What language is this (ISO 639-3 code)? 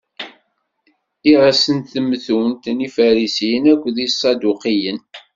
kab